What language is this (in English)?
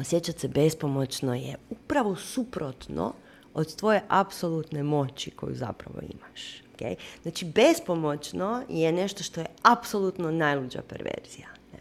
Croatian